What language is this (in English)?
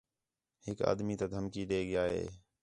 Khetrani